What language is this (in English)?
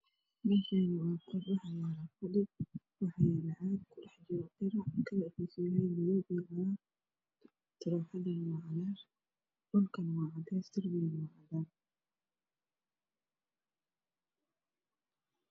Somali